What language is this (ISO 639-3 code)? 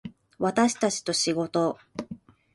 jpn